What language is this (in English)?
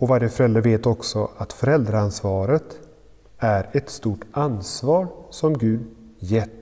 Swedish